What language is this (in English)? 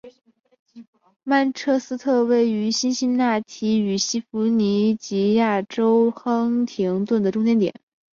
Chinese